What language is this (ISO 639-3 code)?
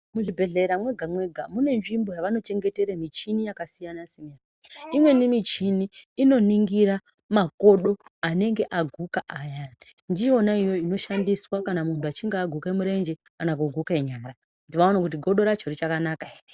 ndc